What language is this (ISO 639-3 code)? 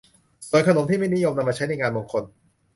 tha